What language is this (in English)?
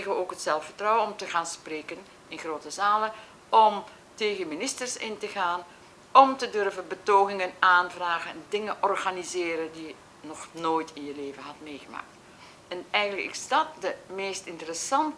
Dutch